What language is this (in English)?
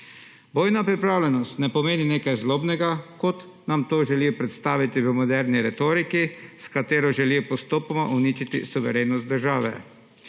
Slovenian